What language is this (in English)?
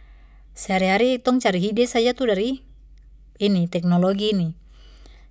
Papuan Malay